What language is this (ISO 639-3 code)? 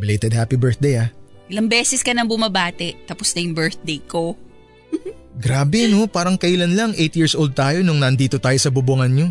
fil